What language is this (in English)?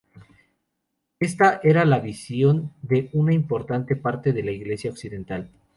Spanish